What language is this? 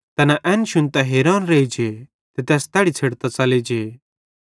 Bhadrawahi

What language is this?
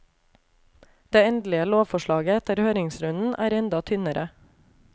Norwegian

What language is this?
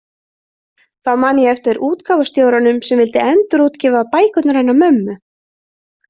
Icelandic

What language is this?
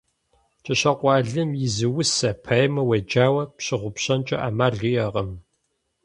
Kabardian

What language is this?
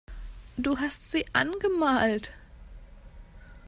German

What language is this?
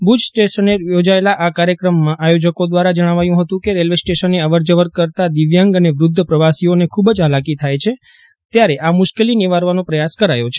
Gujarati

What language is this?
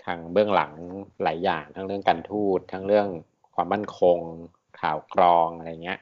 Thai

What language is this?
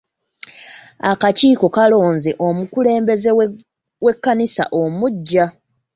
Ganda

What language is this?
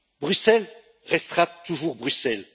French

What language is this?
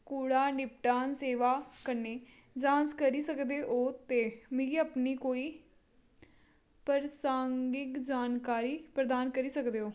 Dogri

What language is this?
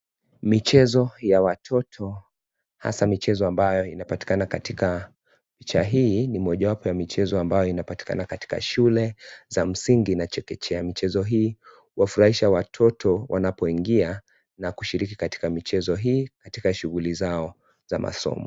Swahili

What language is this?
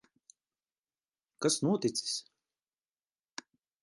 Latvian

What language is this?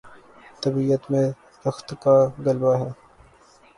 Urdu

